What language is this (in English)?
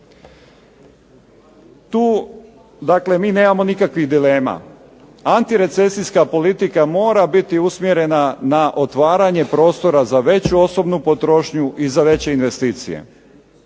Croatian